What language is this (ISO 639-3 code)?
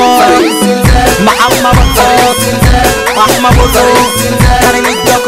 ara